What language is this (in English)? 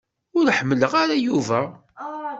Kabyle